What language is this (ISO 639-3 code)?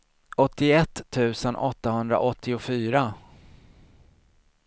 swe